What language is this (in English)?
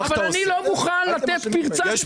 Hebrew